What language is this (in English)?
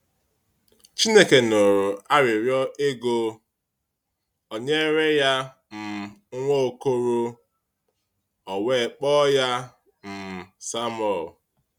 Igbo